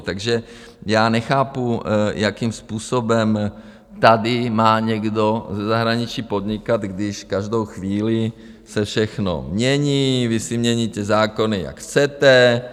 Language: Czech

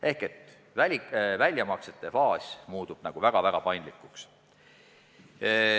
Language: Estonian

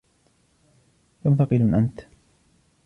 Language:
Arabic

